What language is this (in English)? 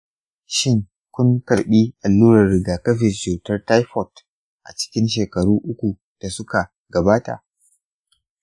Hausa